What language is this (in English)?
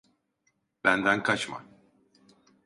Turkish